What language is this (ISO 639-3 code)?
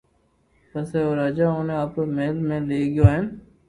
lrk